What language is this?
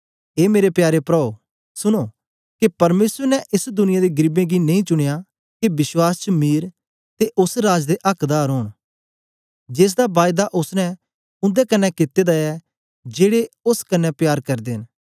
Dogri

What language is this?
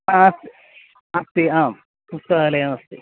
Sanskrit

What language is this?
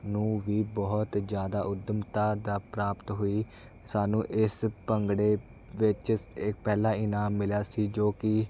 Punjabi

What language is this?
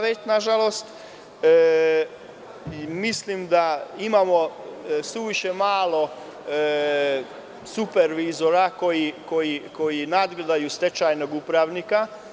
Serbian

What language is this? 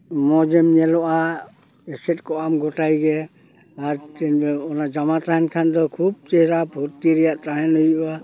Santali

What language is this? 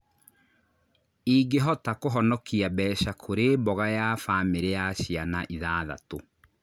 Kikuyu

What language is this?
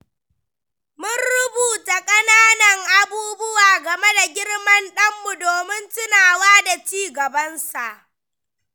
Hausa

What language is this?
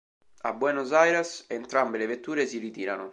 Italian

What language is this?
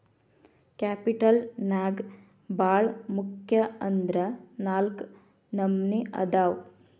Kannada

